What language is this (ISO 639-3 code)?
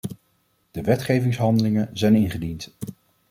nld